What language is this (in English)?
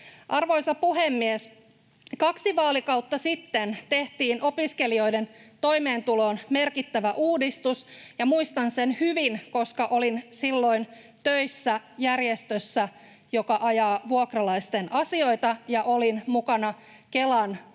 Finnish